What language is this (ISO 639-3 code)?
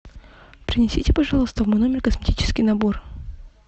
rus